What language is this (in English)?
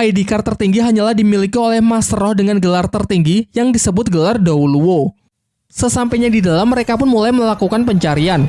Indonesian